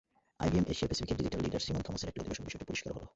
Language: Bangla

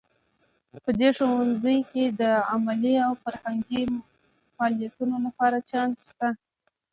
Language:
Pashto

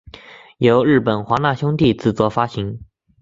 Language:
Chinese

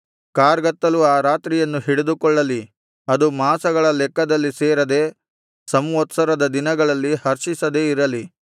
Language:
Kannada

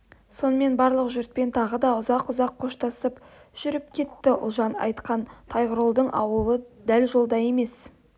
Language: Kazakh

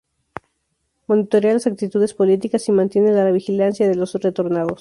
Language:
Spanish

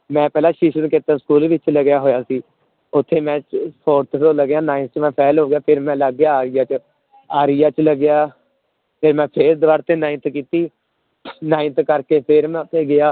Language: Punjabi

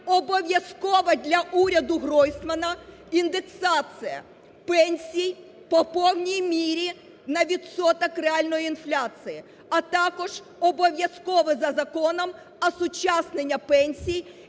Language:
Ukrainian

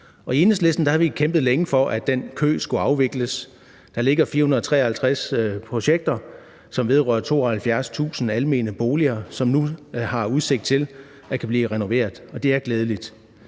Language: Danish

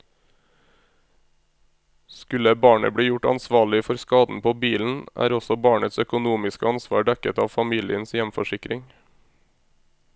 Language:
Norwegian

